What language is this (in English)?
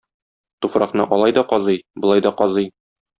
Tatar